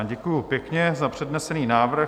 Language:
Czech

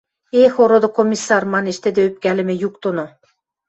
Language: Western Mari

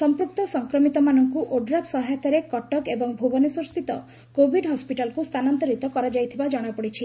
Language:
Odia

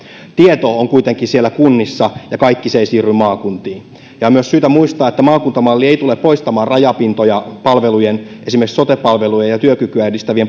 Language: Finnish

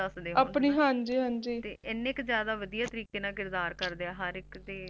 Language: Punjabi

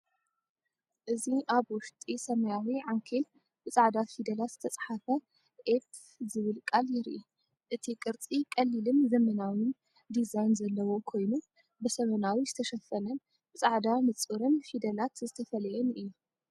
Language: Tigrinya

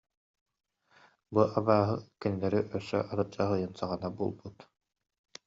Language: Yakut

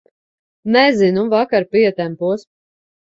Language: Latvian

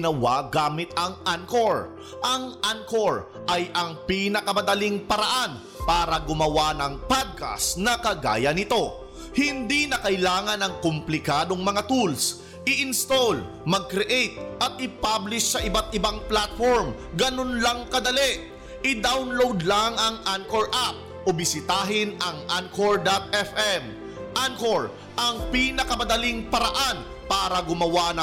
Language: Filipino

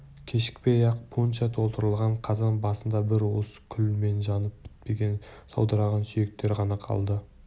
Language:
Kazakh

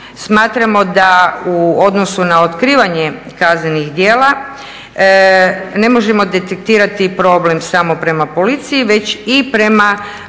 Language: Croatian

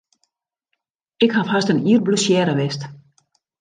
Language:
Western Frisian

